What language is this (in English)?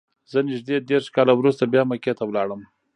Pashto